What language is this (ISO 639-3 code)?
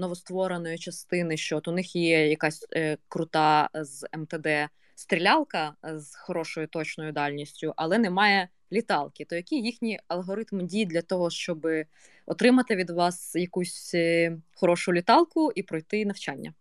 ukr